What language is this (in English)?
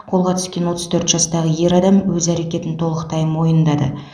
Kazakh